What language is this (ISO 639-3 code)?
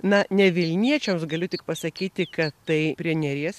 lit